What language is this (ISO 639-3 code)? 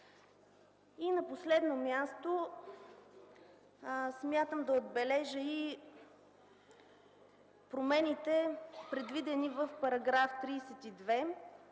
bul